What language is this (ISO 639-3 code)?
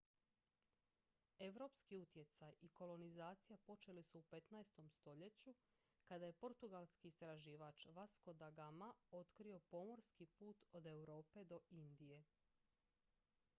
hrv